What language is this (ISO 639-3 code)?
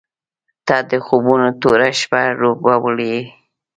pus